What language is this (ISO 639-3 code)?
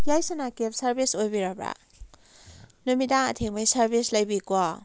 mni